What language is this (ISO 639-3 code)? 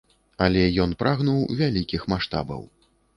bel